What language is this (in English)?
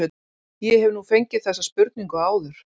Icelandic